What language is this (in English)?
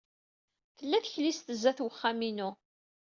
Kabyle